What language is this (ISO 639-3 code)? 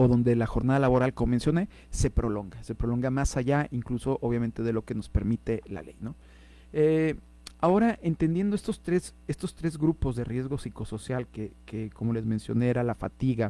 spa